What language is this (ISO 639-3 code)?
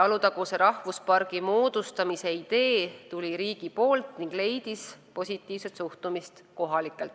est